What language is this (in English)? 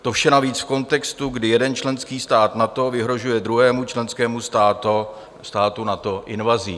Czech